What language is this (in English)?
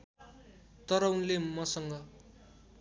Nepali